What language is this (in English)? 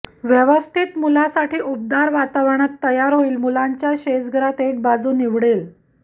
Marathi